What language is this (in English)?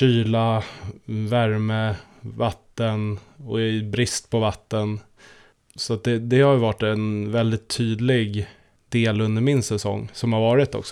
Swedish